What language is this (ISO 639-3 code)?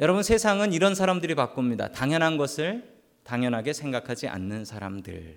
kor